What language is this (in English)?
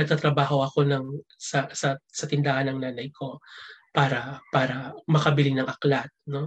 Filipino